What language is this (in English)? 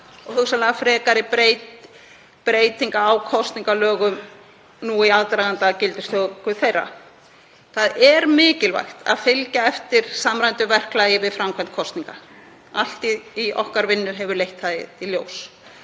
Icelandic